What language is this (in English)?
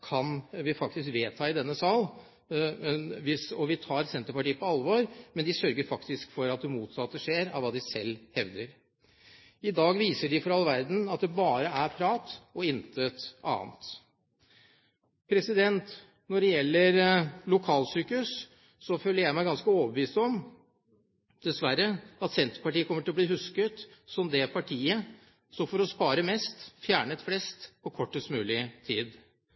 Norwegian Bokmål